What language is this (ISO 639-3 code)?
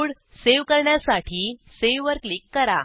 mar